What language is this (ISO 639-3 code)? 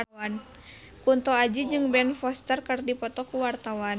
sun